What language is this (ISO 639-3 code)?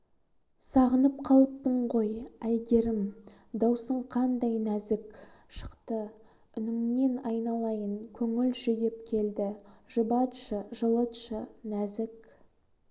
kaz